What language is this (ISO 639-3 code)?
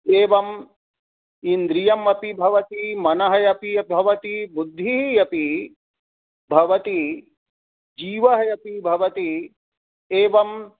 san